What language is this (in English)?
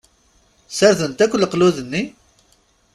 Kabyle